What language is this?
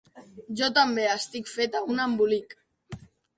Catalan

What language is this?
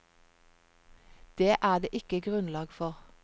Norwegian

